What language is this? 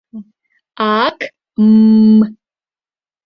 Mari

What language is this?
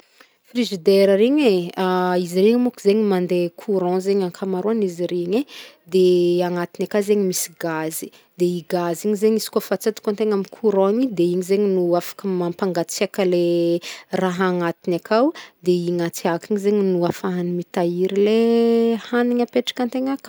Northern Betsimisaraka Malagasy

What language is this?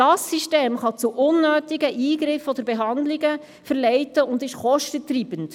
Swiss German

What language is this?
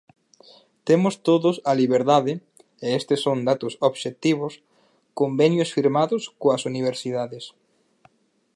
Galician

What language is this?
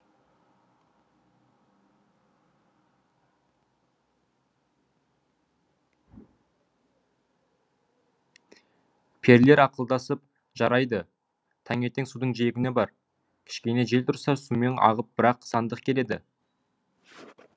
Kazakh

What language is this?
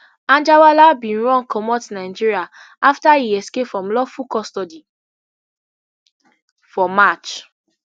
Nigerian Pidgin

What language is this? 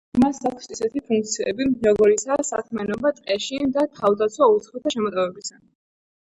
Georgian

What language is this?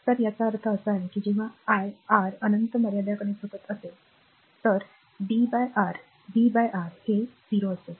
Marathi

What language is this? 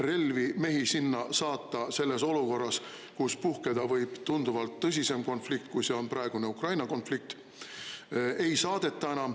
Estonian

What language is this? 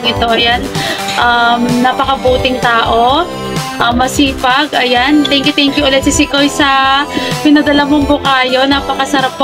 Filipino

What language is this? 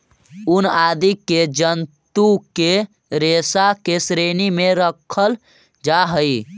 Magahi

